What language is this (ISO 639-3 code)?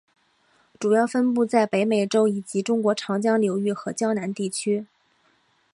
zho